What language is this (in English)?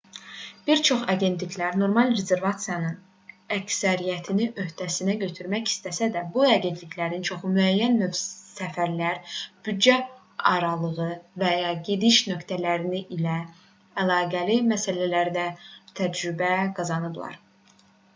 Azerbaijani